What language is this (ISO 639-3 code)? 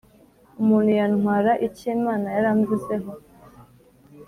kin